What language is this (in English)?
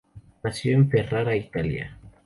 Spanish